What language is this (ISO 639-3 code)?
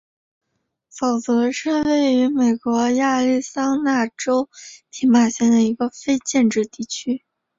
zho